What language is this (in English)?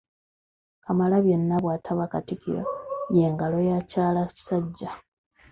Ganda